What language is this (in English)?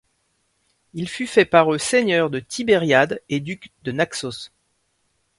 French